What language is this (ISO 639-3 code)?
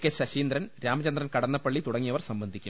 mal